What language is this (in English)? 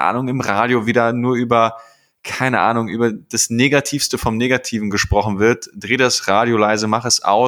German